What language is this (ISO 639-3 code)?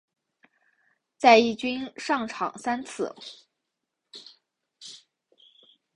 zho